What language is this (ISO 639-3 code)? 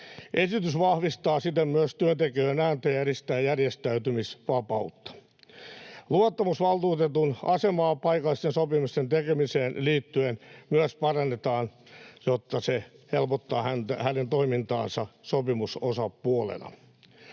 fin